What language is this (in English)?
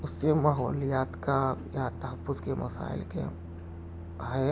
Urdu